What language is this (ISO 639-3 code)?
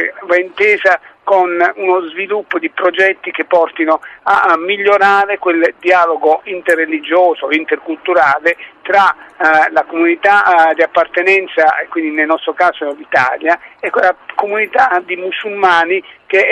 ita